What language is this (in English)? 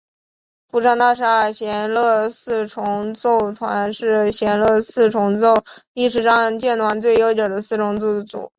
Chinese